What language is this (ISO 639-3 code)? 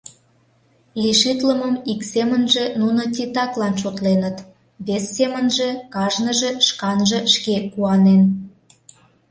chm